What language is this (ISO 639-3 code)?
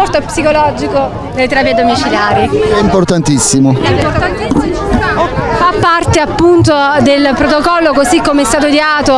ita